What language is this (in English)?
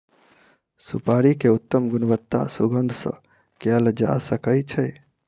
Maithili